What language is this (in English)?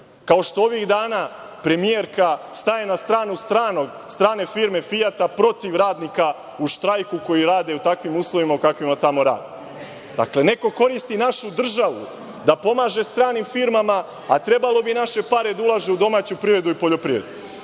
Serbian